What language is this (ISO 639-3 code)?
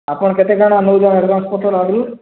ori